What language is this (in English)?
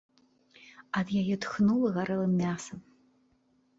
Belarusian